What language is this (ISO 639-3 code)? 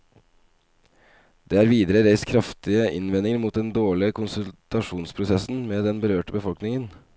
nor